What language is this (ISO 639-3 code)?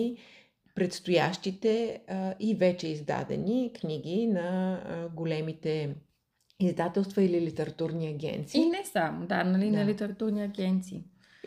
bul